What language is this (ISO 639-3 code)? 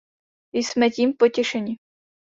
ces